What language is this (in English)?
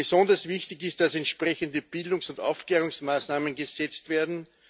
German